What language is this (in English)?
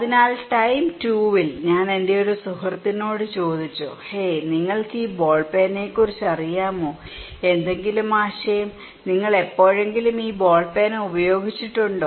Malayalam